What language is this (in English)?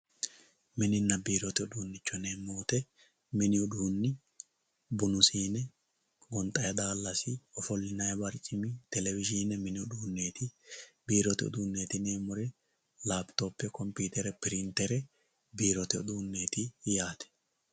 Sidamo